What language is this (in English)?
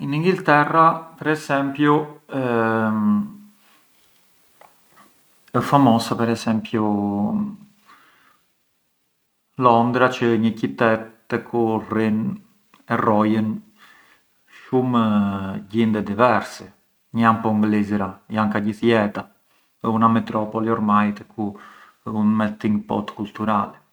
Arbëreshë Albanian